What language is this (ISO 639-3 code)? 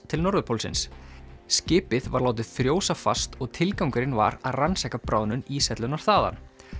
isl